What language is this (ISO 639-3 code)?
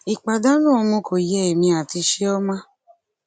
yor